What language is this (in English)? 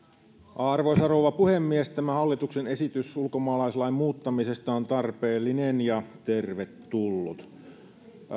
Finnish